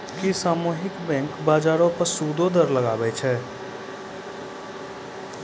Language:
Maithili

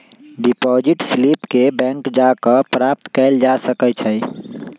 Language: Magahi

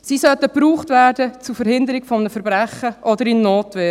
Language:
Swiss German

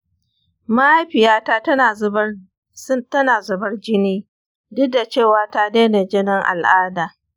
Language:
Hausa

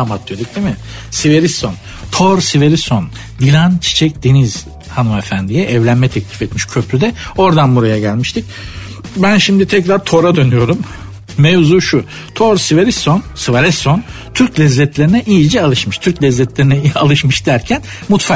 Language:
Turkish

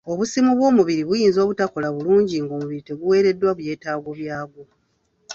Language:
Ganda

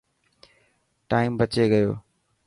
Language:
Dhatki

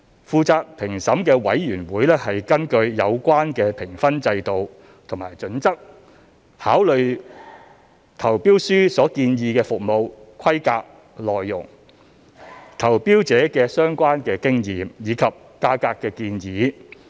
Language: Cantonese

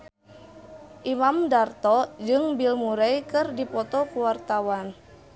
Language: Sundanese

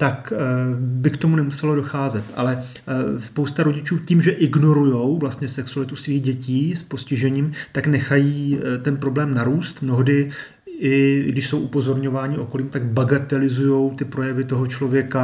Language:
Czech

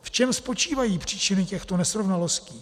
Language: Czech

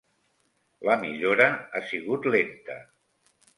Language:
Catalan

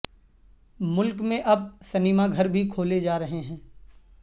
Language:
Urdu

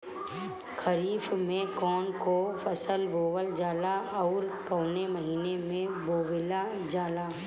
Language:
Bhojpuri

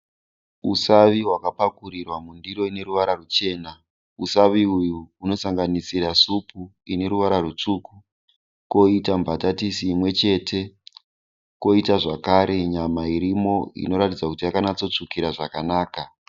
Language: Shona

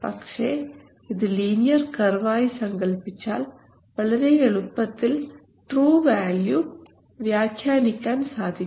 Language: Malayalam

